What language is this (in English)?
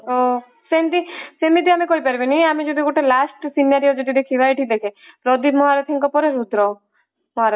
Odia